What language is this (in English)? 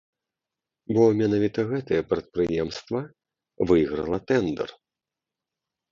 Belarusian